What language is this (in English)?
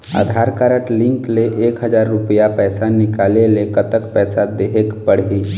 Chhattisgarhi